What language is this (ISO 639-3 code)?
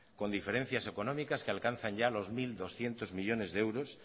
spa